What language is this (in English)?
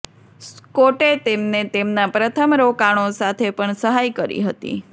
Gujarati